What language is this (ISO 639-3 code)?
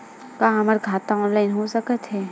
hne